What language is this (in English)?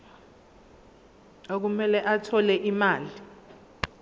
Zulu